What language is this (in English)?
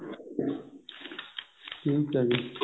Punjabi